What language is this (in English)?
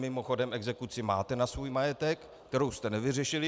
Czech